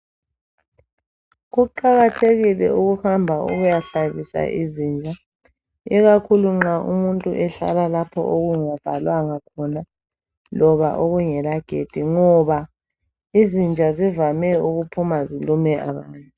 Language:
North Ndebele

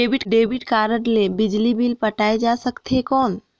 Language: Chhattisgarhi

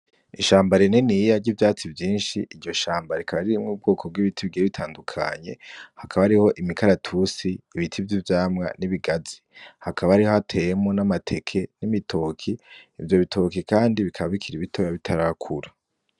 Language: Rundi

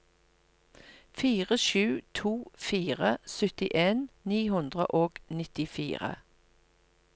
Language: Norwegian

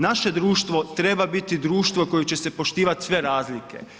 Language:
Croatian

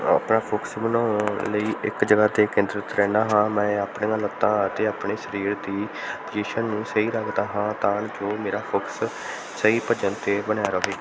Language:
Punjabi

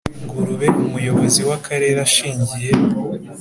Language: Kinyarwanda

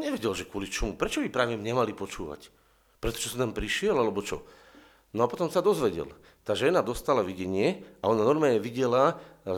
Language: Slovak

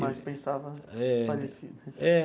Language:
Portuguese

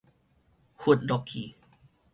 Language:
Min Nan Chinese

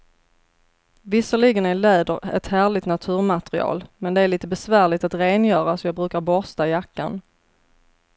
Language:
Swedish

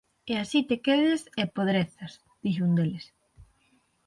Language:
Galician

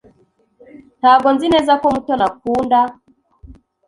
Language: Kinyarwanda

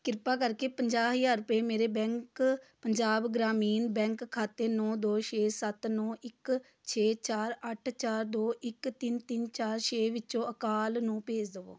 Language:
Punjabi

